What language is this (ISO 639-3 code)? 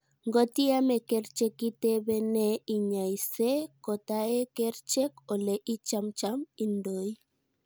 kln